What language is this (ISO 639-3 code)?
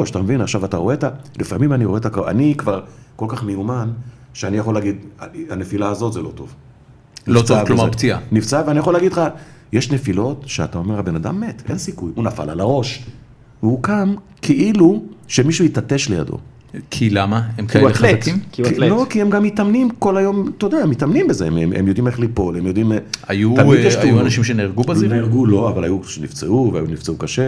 heb